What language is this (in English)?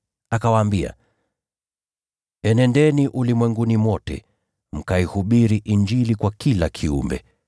Swahili